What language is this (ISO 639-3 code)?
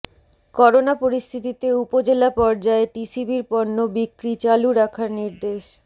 ben